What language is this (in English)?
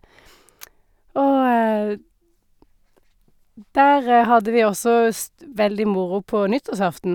Norwegian